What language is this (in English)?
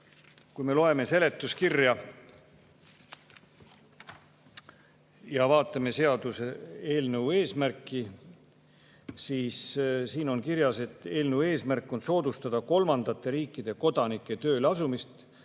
Estonian